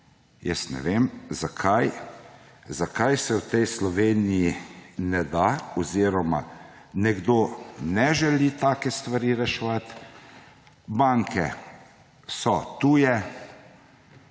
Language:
Slovenian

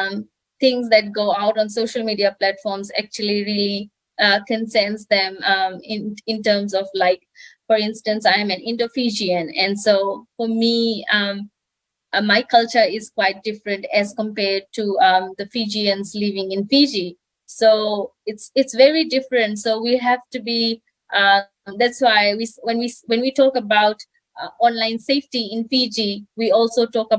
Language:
English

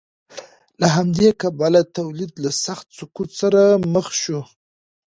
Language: Pashto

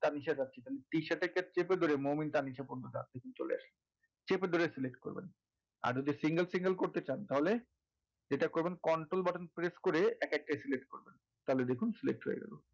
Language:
Bangla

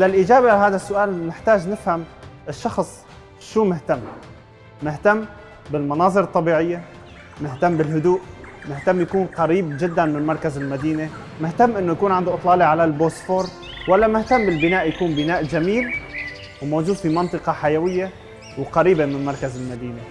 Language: Arabic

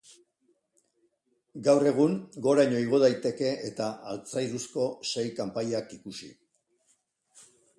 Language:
Basque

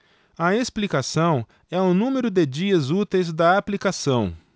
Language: Portuguese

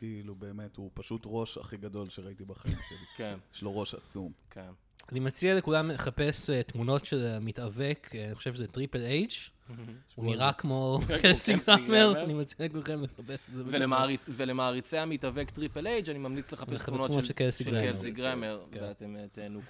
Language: Hebrew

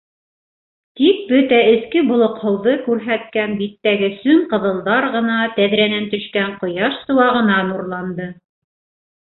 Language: Bashkir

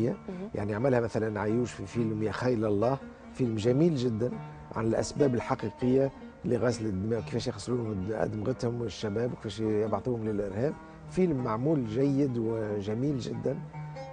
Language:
Arabic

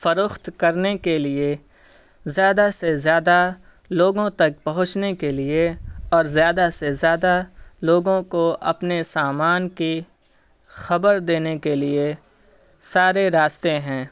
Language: Urdu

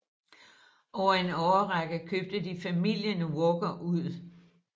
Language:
Danish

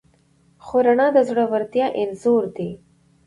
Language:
Pashto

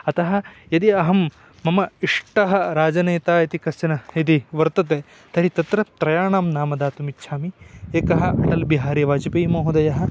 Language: Sanskrit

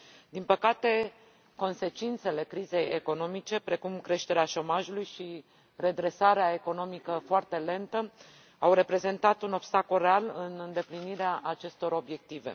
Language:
Romanian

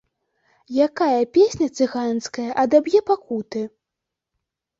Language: Belarusian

